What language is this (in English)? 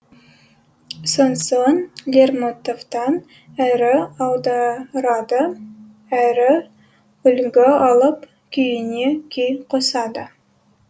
Kazakh